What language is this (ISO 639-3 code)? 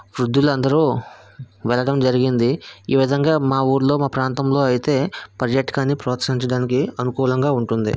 tel